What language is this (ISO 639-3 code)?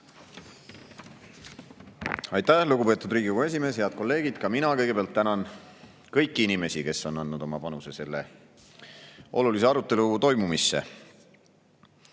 est